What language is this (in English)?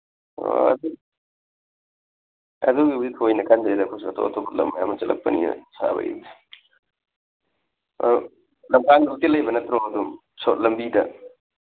Manipuri